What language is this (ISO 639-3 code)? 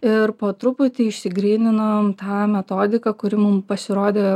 lit